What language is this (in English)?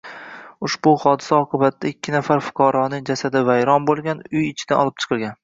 Uzbek